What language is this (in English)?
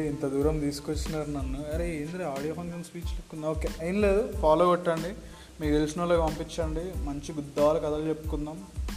Telugu